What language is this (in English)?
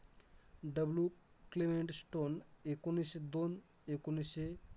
Marathi